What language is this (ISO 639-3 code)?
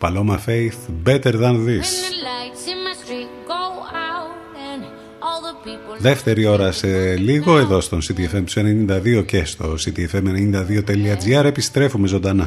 ell